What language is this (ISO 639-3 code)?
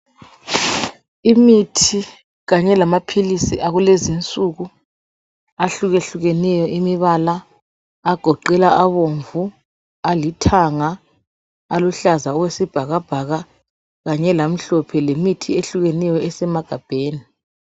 nde